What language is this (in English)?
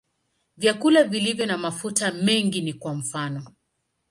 Swahili